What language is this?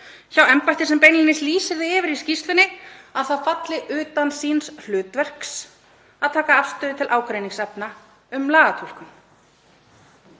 Icelandic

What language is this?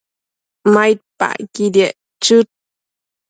Matsés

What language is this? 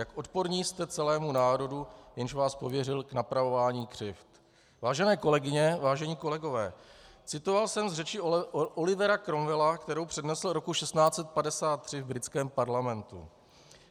Czech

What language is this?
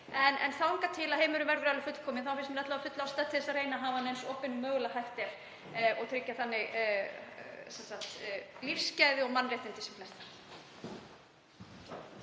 Icelandic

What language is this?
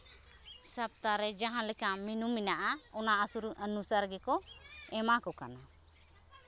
Santali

